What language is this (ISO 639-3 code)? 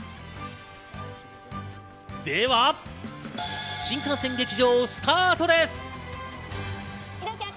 jpn